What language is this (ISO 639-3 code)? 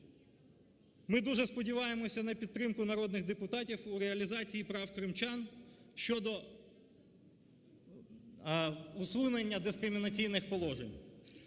ukr